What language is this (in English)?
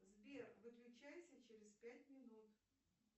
Russian